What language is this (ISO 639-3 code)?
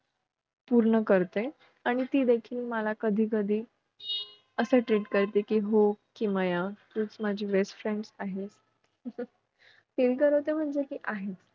mar